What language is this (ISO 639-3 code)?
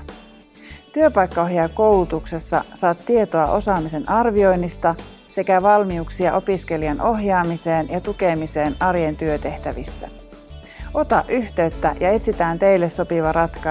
fin